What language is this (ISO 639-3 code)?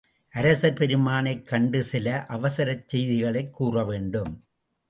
tam